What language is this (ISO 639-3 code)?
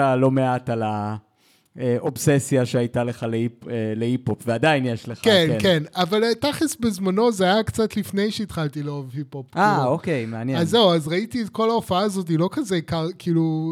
heb